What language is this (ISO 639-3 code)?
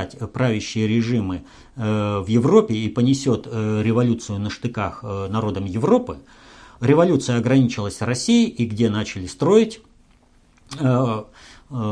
rus